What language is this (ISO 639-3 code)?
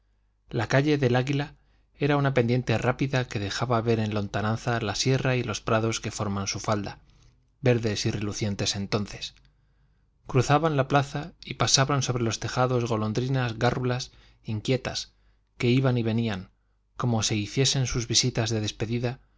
spa